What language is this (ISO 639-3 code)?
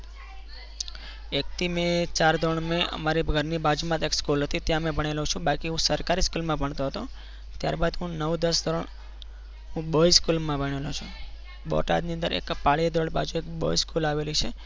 guj